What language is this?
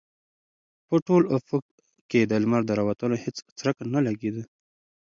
Pashto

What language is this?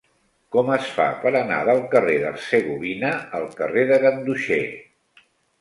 Catalan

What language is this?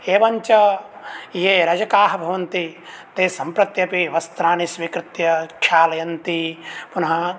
Sanskrit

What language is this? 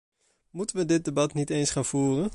Dutch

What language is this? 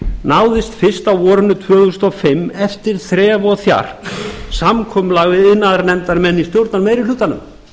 Icelandic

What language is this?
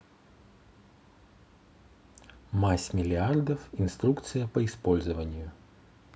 Russian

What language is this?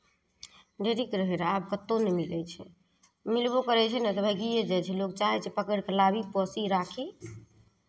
Maithili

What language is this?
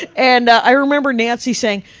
English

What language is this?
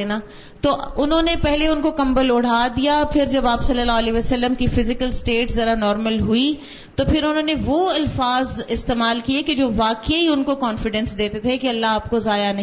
Urdu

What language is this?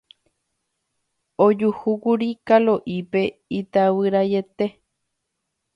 Guarani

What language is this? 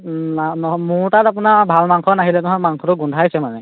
Assamese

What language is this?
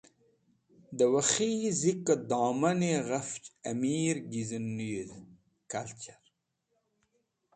Wakhi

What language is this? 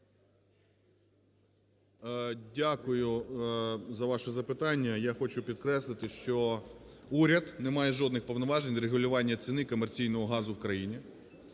Ukrainian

